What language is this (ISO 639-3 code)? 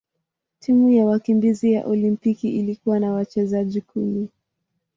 swa